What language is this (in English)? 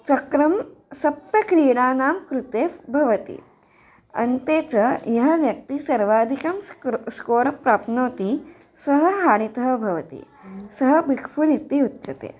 Sanskrit